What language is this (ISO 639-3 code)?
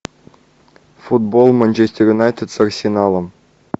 rus